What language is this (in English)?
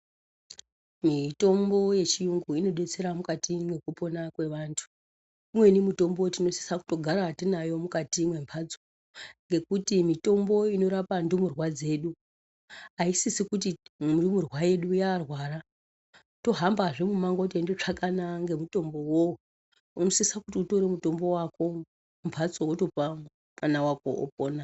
Ndau